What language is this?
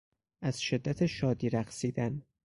Persian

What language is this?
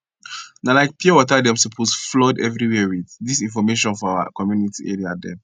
Nigerian Pidgin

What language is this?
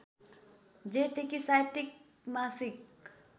Nepali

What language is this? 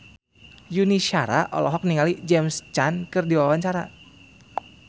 Sundanese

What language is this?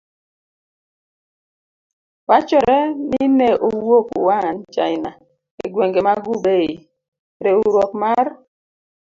Luo (Kenya and Tanzania)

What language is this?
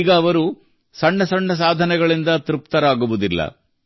Kannada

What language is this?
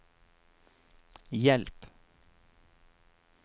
Norwegian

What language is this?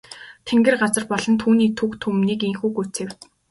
Mongolian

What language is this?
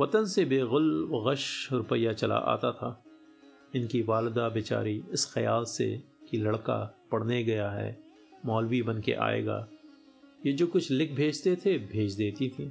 Hindi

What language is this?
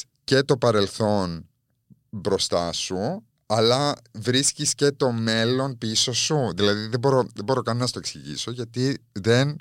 Greek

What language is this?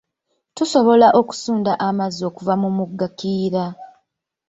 Ganda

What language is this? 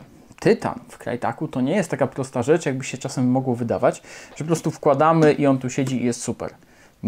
Polish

